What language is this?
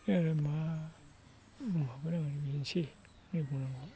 Bodo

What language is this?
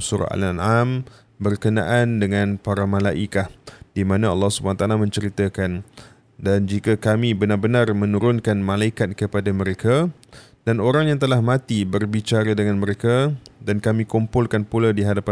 Malay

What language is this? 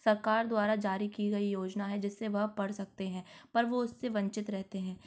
Hindi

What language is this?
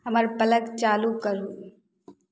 Maithili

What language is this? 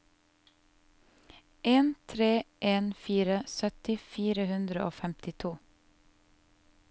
Norwegian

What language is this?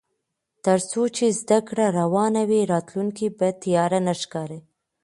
Pashto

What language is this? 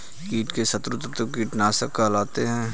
Hindi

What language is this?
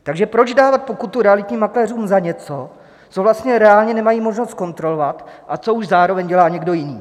Czech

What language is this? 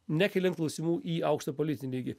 Lithuanian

